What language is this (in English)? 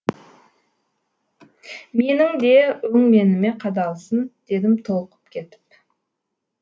Kazakh